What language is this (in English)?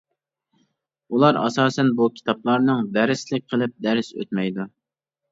Uyghur